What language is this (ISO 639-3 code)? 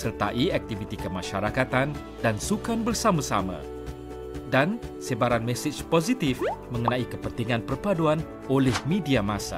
msa